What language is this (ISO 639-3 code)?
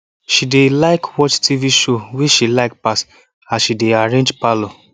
pcm